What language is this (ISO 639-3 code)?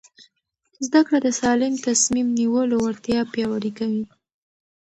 pus